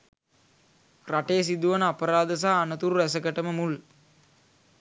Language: Sinhala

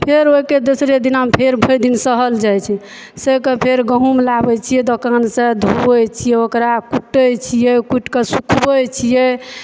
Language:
Maithili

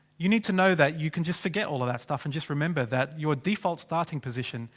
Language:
English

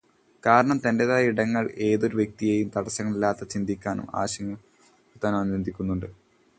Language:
Malayalam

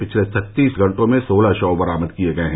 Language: Hindi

